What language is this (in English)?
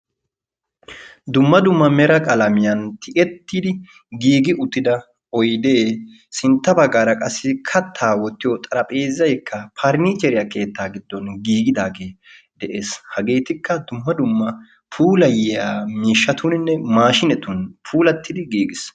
Wolaytta